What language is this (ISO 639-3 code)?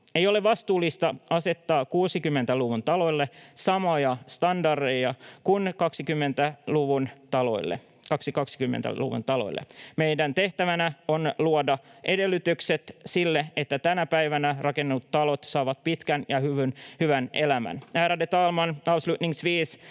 fin